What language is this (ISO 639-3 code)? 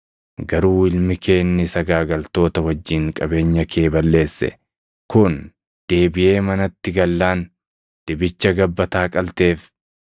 orm